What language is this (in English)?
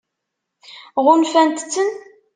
Kabyle